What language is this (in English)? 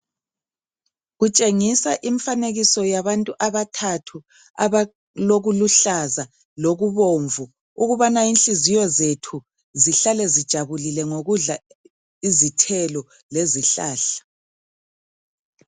North Ndebele